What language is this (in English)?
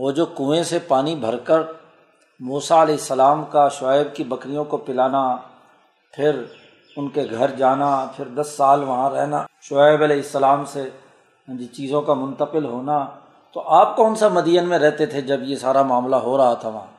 Urdu